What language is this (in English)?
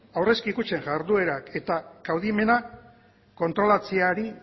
Basque